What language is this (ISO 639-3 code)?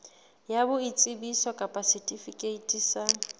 sot